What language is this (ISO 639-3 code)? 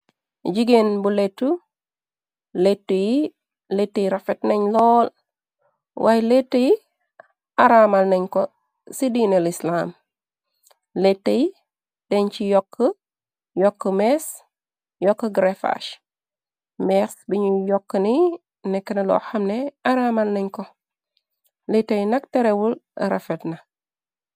wol